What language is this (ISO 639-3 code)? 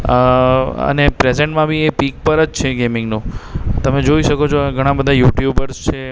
guj